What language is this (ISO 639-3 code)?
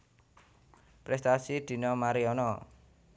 jav